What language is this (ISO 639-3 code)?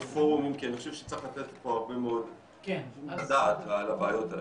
heb